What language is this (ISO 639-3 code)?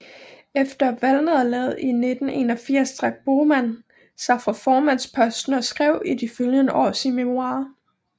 dan